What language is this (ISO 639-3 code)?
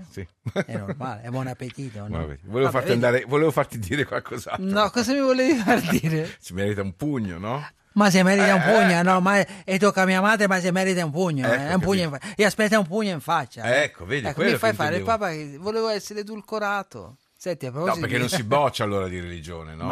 ita